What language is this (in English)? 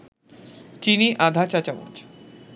Bangla